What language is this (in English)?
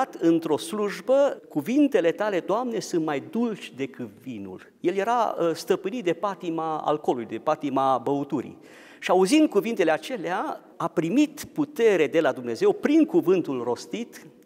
Romanian